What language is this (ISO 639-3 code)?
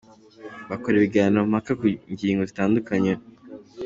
kin